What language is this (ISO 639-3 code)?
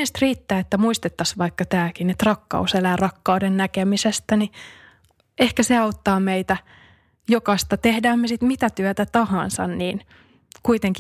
fin